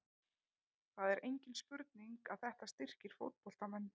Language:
Icelandic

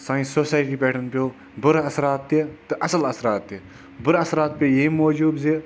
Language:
Kashmiri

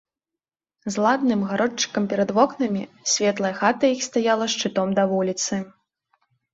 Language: Belarusian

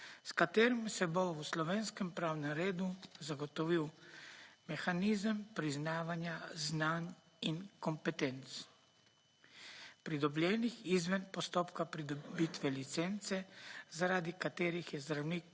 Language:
Slovenian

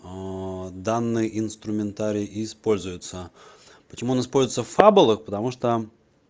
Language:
Russian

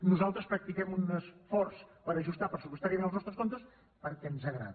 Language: Catalan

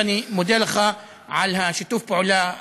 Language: Hebrew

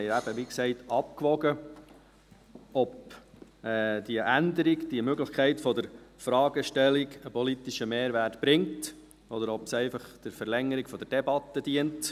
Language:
Swiss German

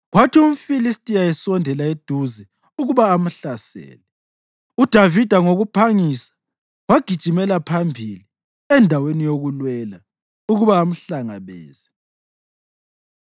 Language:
North Ndebele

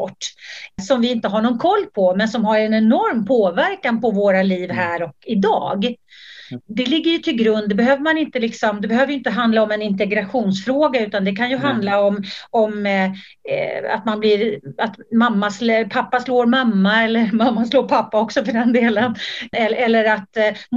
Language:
Swedish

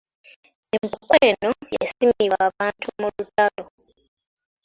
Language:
Ganda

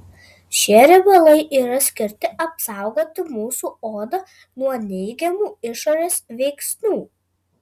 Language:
Lithuanian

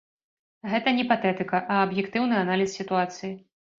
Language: Belarusian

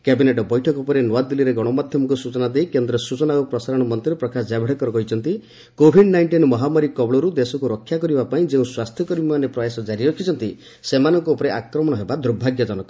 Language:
Odia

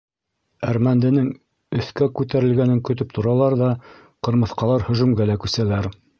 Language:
Bashkir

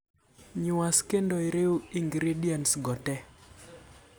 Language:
Luo (Kenya and Tanzania)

